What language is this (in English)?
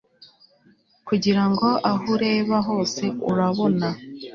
Kinyarwanda